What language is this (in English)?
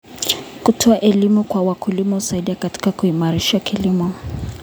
Kalenjin